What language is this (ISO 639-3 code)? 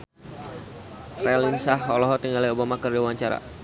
sun